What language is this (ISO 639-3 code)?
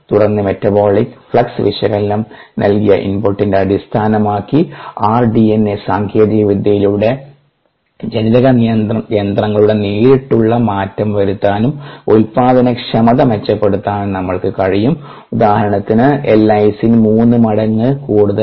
mal